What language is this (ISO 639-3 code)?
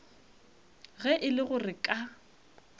nso